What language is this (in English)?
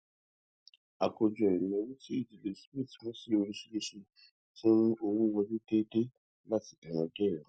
Yoruba